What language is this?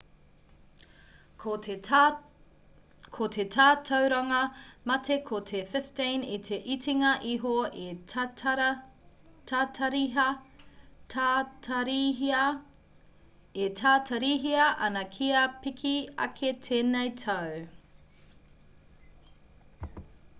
Māori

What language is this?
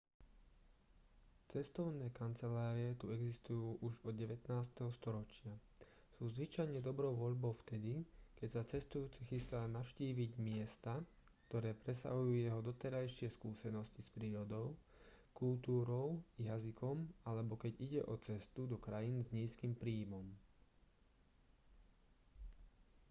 Slovak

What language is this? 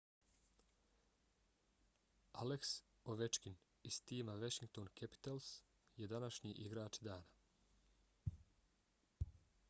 Bosnian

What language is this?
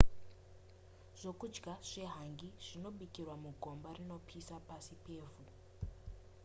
Shona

